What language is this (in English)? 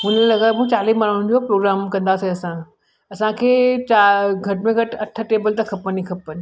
Sindhi